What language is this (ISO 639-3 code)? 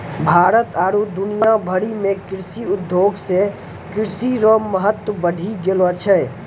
mai